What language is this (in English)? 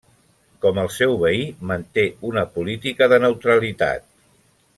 Catalan